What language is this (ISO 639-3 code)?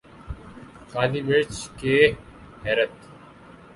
urd